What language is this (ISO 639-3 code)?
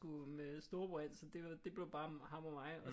dan